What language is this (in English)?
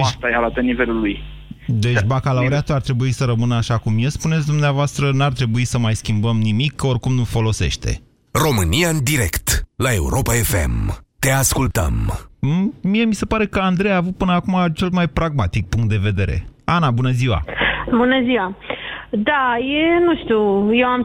Romanian